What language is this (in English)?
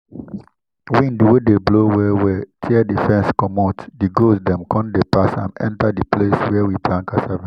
Nigerian Pidgin